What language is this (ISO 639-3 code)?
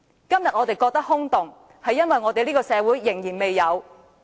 yue